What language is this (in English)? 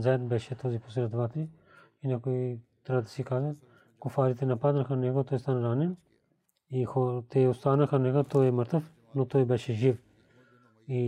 Bulgarian